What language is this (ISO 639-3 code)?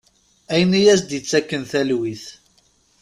kab